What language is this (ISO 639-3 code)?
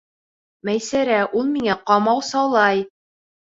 bak